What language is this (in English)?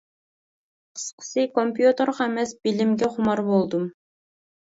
Uyghur